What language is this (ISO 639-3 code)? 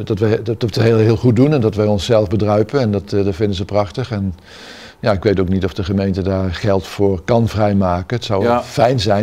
nld